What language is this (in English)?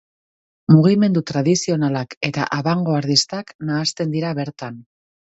Basque